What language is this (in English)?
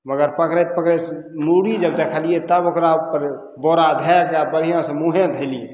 Maithili